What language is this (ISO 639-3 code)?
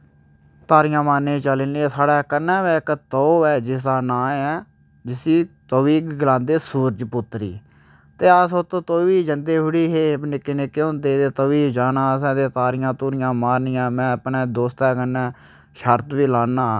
doi